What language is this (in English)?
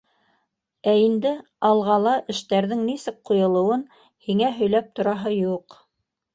Bashkir